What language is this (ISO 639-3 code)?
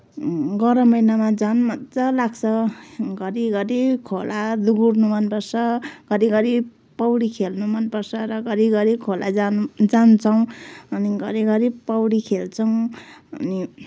nep